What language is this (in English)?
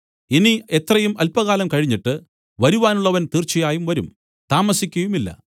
Malayalam